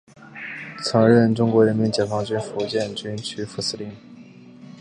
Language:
Chinese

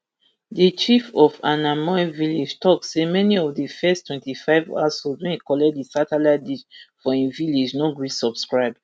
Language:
Nigerian Pidgin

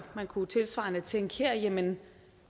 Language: Danish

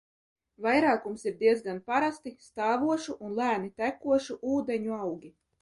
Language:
Latvian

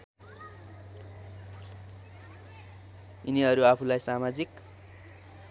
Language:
Nepali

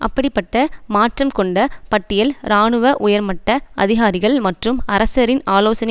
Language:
Tamil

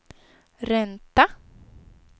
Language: Swedish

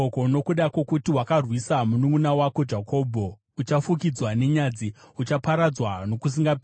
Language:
Shona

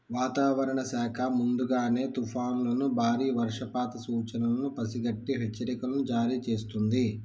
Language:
Telugu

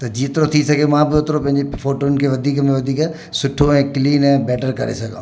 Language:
Sindhi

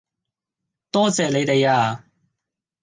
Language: Cantonese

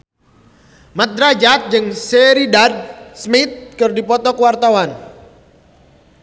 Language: Sundanese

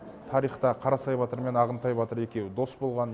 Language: Kazakh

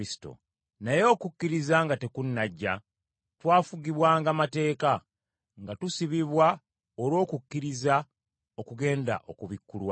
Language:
Ganda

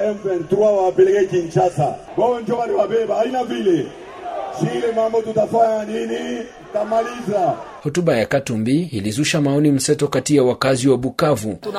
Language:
Swahili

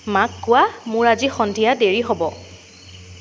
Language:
Assamese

